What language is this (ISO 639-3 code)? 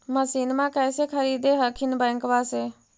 mag